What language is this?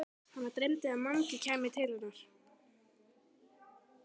Icelandic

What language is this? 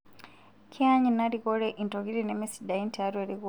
Masai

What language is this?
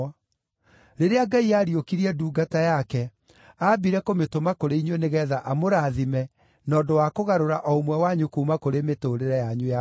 Kikuyu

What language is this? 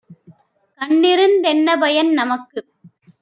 Tamil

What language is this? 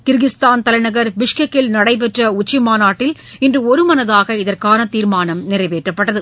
Tamil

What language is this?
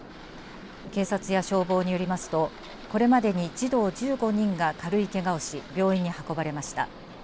Japanese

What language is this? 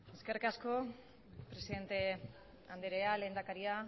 Basque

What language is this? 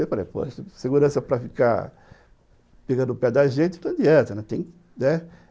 Portuguese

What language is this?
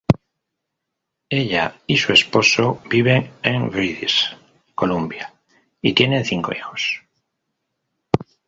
Spanish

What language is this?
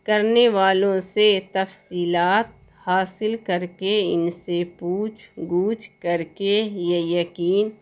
Urdu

